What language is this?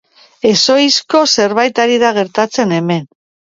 Basque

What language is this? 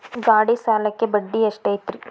Kannada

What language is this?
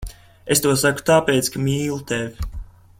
Latvian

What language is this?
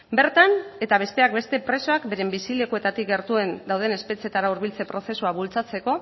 Basque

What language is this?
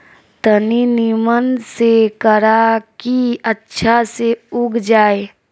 Bhojpuri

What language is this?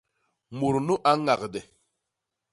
Basaa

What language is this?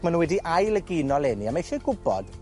Welsh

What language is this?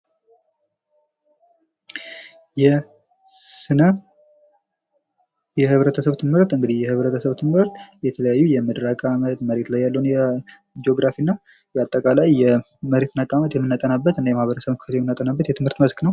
Amharic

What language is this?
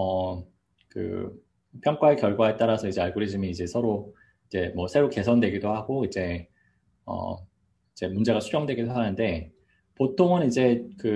Korean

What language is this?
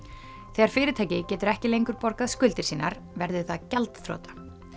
Icelandic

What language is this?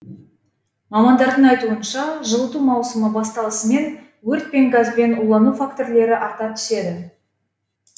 Kazakh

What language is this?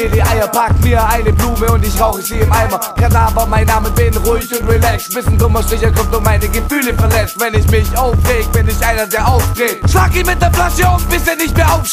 German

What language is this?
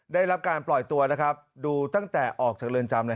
Thai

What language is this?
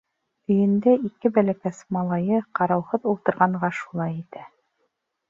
Bashkir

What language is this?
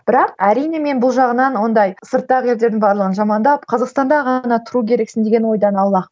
Kazakh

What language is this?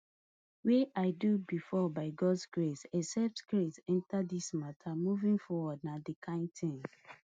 Nigerian Pidgin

